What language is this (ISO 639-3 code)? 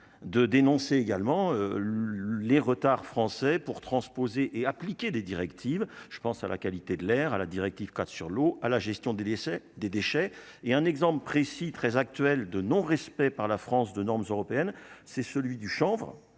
fra